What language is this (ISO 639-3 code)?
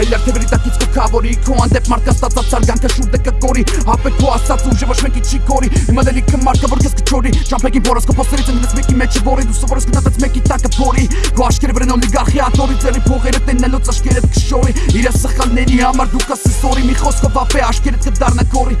hye